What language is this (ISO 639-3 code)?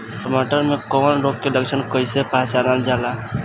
bho